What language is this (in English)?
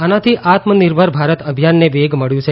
Gujarati